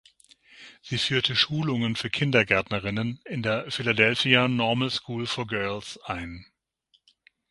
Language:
German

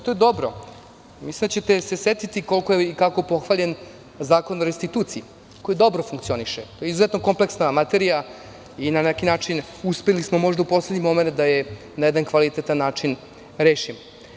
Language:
Serbian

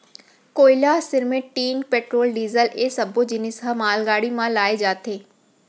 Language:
Chhattisgarhi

